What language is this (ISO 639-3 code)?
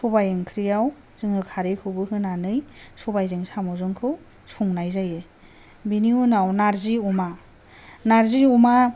brx